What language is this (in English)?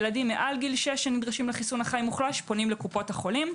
Hebrew